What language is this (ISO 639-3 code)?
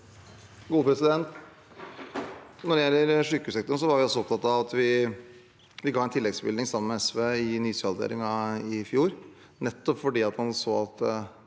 nor